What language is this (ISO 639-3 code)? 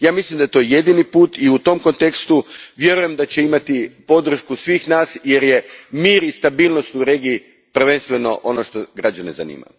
hrv